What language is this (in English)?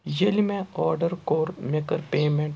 Kashmiri